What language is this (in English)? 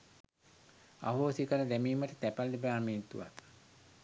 Sinhala